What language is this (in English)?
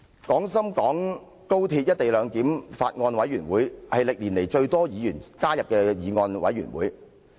Cantonese